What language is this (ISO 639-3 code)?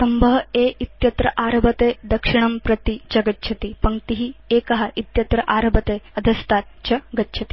san